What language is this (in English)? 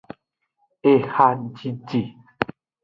Aja (Benin)